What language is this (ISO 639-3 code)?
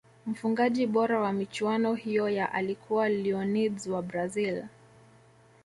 swa